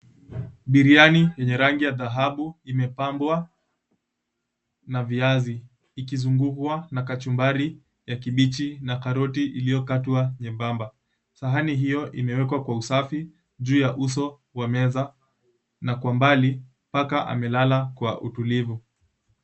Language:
Swahili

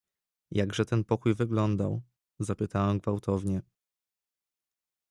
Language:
Polish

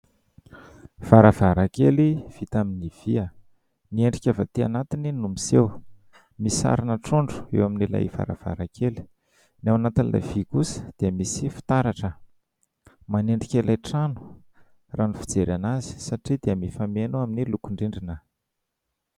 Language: Malagasy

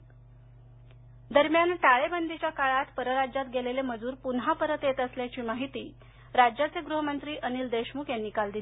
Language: Marathi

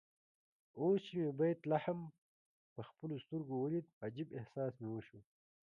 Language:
Pashto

